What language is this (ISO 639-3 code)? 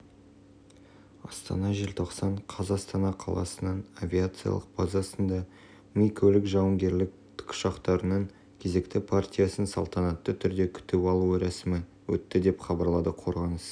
kaz